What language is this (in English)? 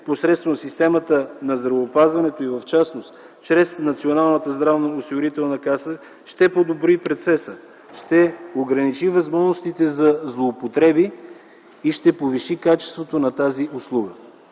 Bulgarian